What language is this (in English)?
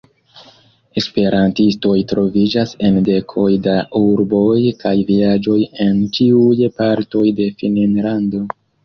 Esperanto